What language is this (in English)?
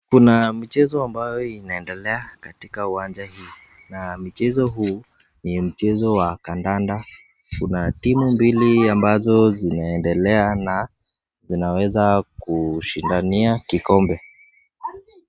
Swahili